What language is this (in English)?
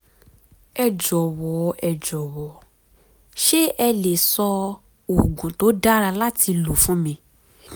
Yoruba